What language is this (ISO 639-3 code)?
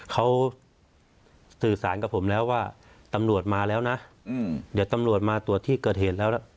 tha